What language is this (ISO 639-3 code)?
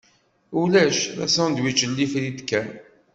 kab